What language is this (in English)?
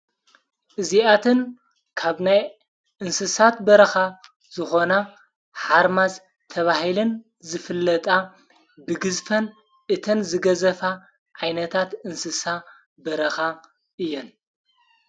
Tigrinya